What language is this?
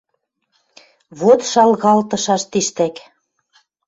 Western Mari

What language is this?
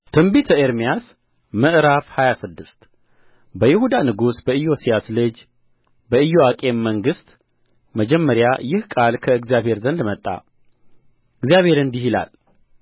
Amharic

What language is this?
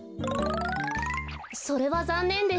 Japanese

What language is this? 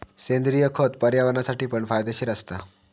Marathi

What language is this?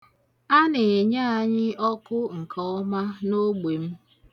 Igbo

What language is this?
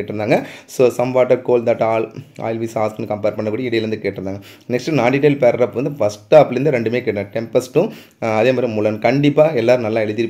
Tamil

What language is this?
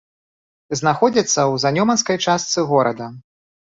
Belarusian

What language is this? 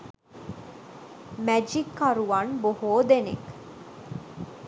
Sinhala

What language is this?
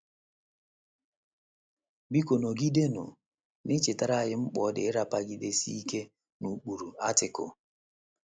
Igbo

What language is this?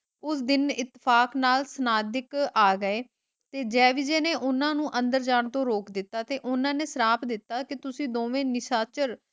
Punjabi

